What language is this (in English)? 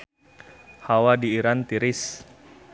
Sundanese